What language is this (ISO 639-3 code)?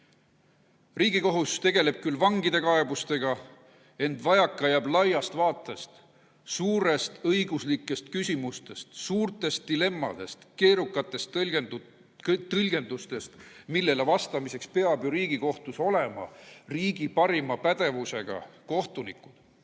est